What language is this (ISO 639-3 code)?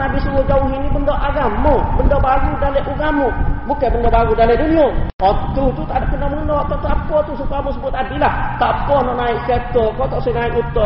msa